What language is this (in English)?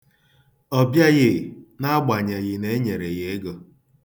Igbo